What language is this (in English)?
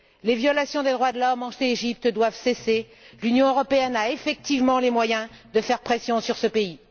French